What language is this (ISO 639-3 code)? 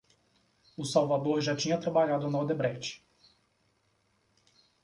por